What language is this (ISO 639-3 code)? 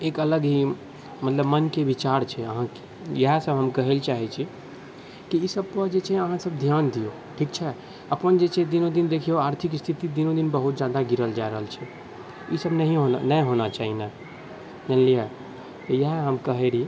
mai